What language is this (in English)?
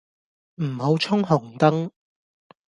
Cantonese